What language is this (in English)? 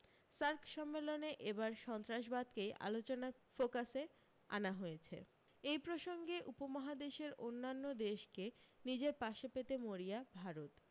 Bangla